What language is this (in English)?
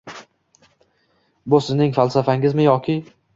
Uzbek